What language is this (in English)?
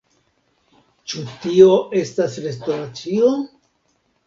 Esperanto